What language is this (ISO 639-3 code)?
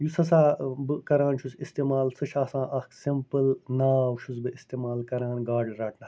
kas